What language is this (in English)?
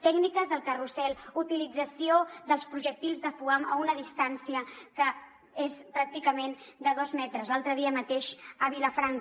Catalan